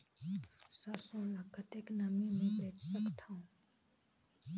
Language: Chhattisgarhi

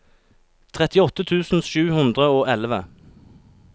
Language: Norwegian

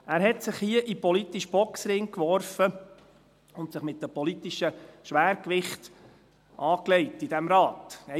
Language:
Swiss German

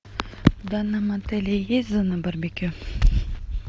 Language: Russian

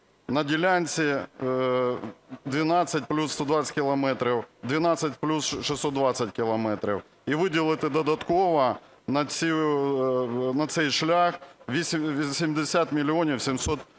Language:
Ukrainian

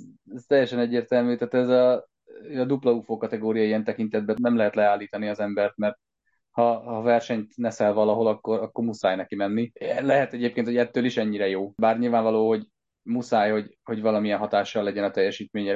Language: Hungarian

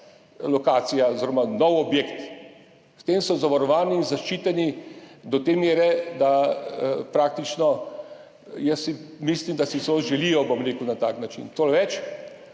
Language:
Slovenian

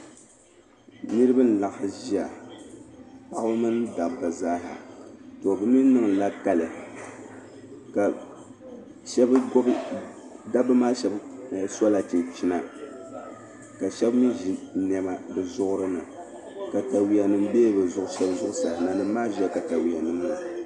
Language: Dagbani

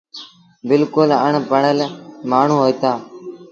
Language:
Sindhi Bhil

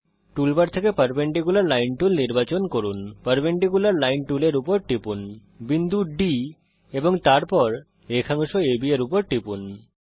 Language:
Bangla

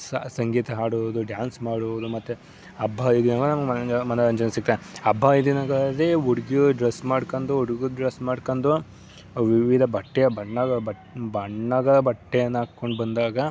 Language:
Kannada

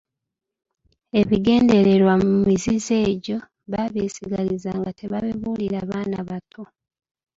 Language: Ganda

